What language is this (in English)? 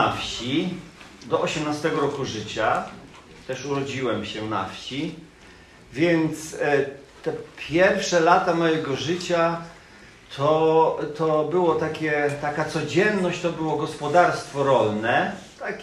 Polish